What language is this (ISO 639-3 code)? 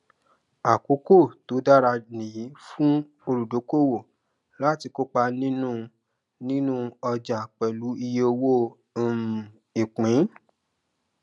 yor